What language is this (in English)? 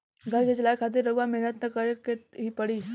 Bhojpuri